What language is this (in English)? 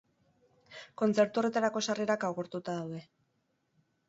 Basque